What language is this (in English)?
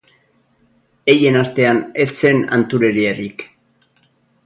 Basque